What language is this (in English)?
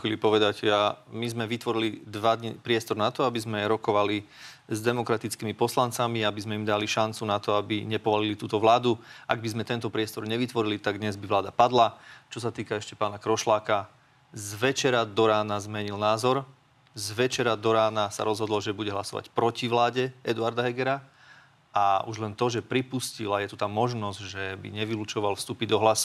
Slovak